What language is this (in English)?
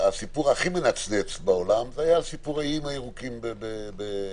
Hebrew